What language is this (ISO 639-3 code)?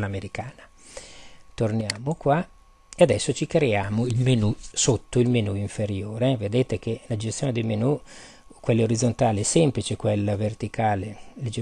ita